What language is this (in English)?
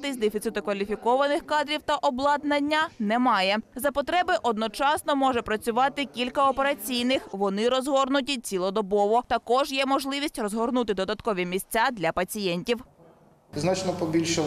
Ukrainian